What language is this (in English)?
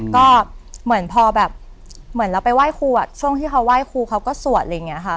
Thai